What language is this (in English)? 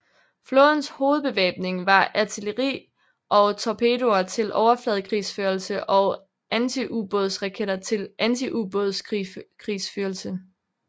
Danish